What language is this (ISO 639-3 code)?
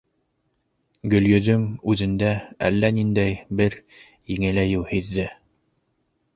bak